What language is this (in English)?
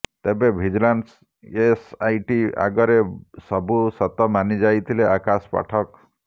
Odia